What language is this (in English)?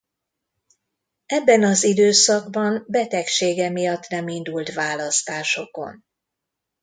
Hungarian